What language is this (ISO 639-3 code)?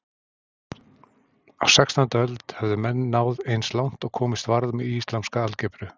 isl